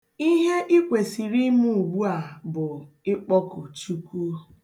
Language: Igbo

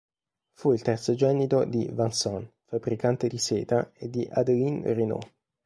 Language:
Italian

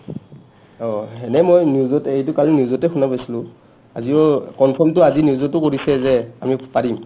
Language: Assamese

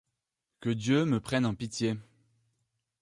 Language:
French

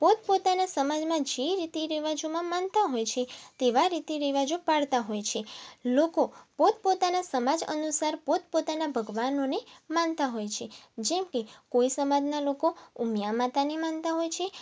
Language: Gujarati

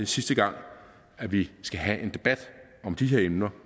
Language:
Danish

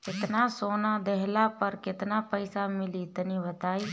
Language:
Bhojpuri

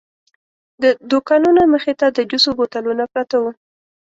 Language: Pashto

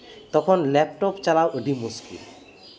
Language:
Santali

